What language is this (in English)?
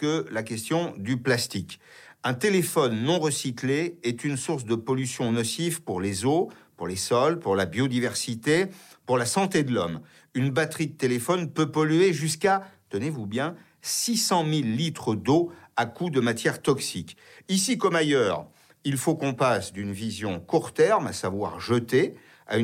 French